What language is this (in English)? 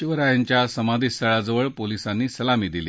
Marathi